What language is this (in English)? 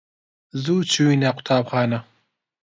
Central Kurdish